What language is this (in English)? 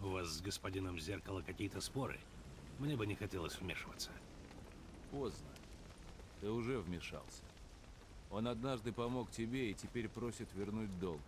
Russian